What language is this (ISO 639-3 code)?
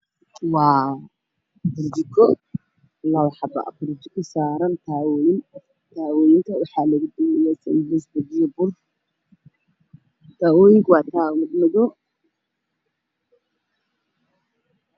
som